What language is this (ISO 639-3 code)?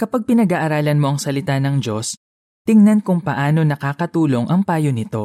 fil